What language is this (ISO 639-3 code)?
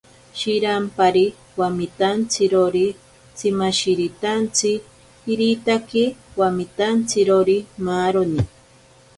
prq